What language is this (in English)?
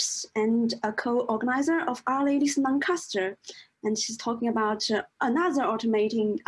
English